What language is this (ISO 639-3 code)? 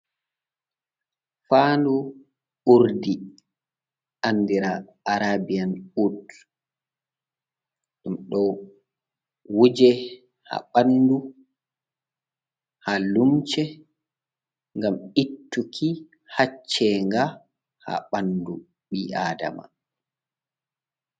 ful